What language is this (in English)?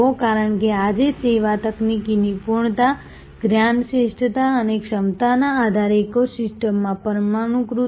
Gujarati